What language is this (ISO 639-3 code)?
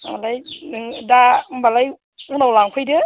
brx